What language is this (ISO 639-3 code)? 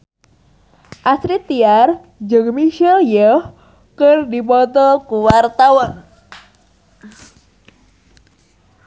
sun